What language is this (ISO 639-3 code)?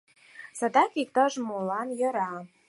chm